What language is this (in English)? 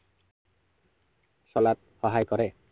Assamese